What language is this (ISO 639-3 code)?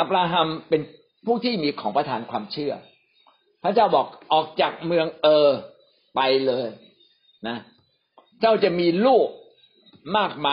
tha